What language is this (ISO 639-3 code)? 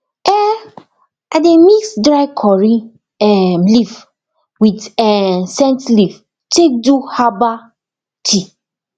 pcm